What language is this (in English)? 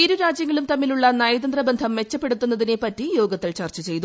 Malayalam